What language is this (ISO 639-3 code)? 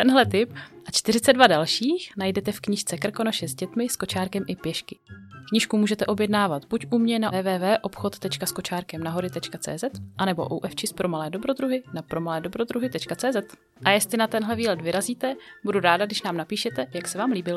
ces